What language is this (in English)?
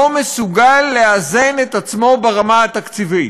Hebrew